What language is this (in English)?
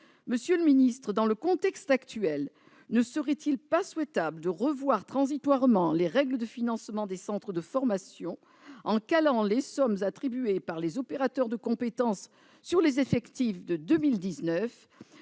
French